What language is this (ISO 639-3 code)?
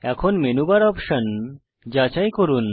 ben